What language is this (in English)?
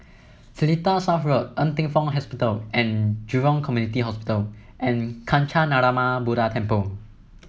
English